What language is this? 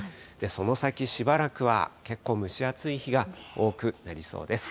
Japanese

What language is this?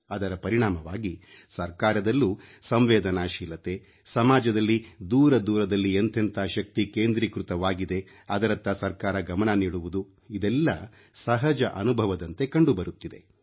Kannada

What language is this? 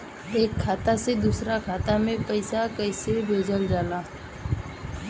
Bhojpuri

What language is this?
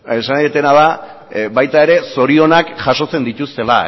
Basque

